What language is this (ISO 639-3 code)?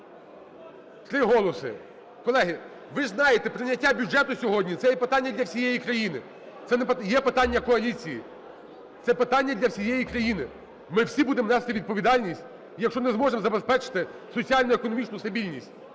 ukr